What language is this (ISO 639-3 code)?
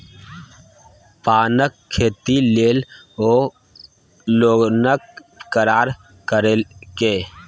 mai